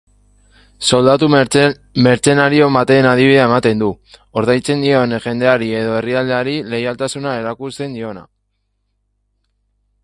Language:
Basque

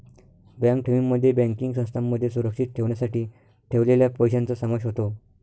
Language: Marathi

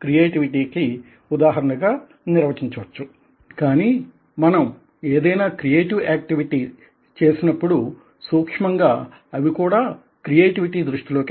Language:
Telugu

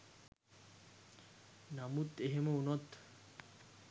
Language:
Sinhala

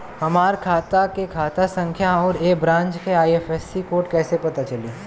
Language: Bhojpuri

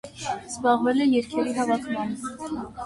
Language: Armenian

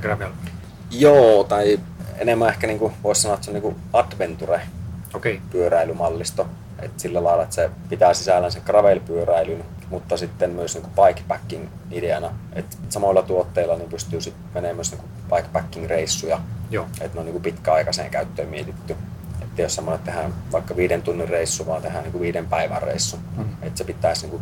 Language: Finnish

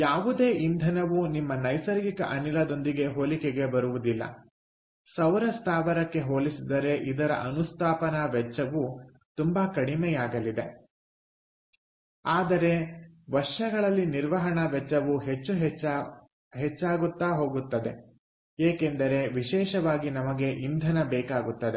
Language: Kannada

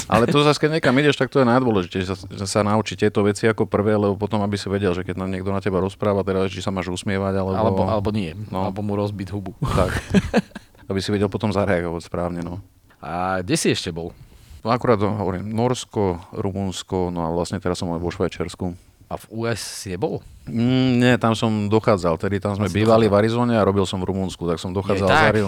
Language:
Slovak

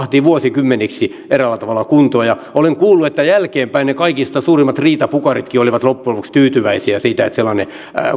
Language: Finnish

